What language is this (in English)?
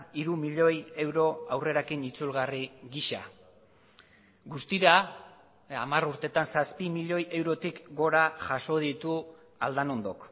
Basque